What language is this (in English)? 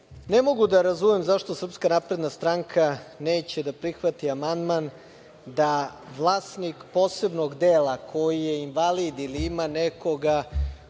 Serbian